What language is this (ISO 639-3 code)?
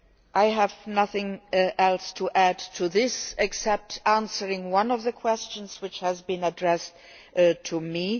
eng